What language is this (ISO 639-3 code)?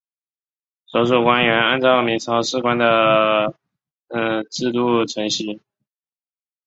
zho